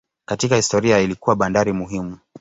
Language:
Swahili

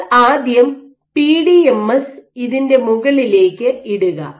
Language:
Malayalam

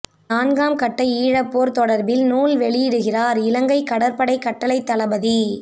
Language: Tamil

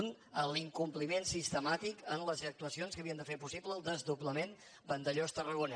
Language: Catalan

